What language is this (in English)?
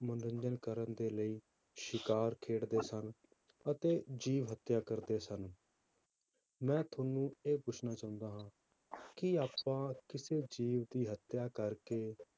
Punjabi